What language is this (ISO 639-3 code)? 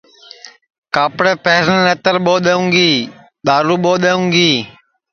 ssi